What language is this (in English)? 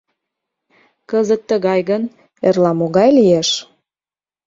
Mari